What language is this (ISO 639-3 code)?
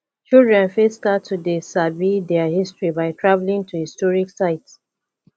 pcm